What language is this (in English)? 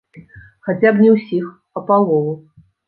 Belarusian